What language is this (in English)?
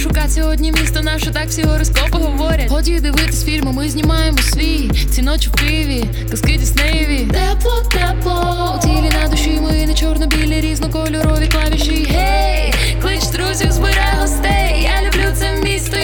Ukrainian